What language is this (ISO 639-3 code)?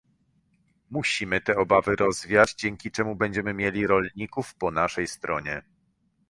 pol